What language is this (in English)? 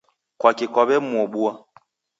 Taita